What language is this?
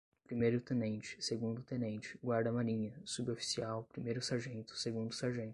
Portuguese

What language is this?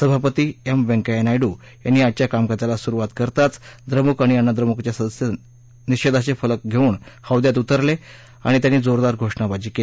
Marathi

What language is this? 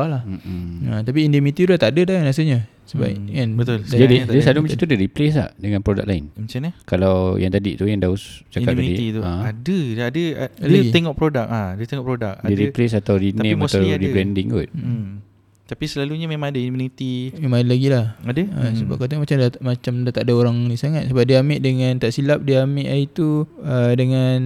Malay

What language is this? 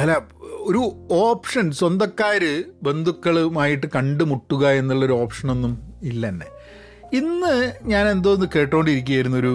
Malayalam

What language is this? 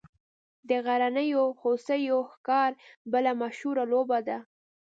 Pashto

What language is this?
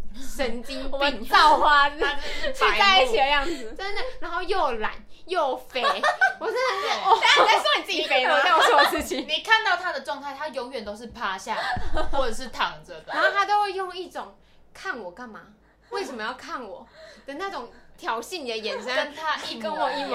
Chinese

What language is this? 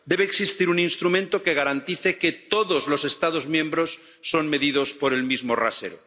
Spanish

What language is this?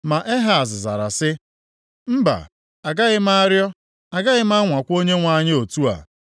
Igbo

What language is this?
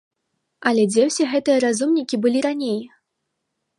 Belarusian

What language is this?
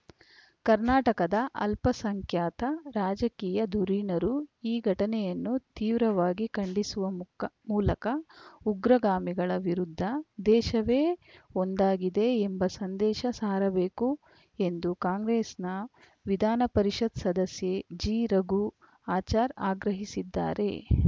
Kannada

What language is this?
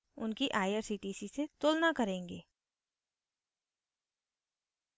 Hindi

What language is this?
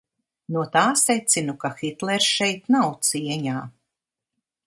Latvian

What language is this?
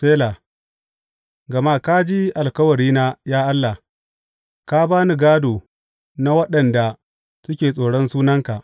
Hausa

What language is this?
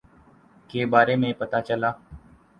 Urdu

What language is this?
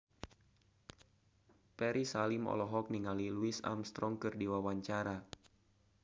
Sundanese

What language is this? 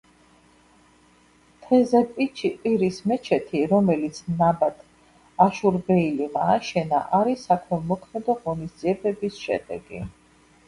Georgian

